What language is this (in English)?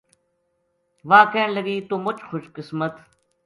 Gujari